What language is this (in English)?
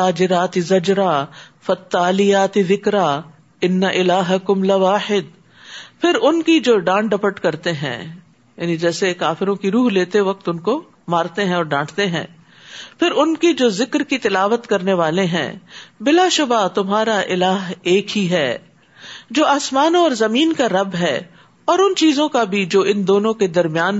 Urdu